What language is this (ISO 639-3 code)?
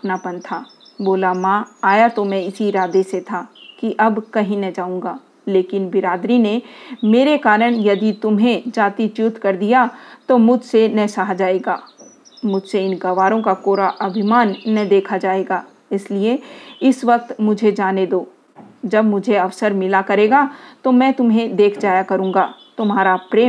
hin